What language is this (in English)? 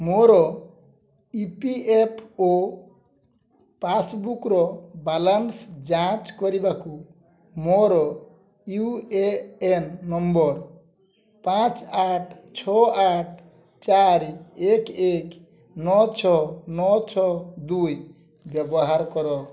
Odia